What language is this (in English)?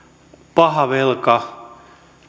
Finnish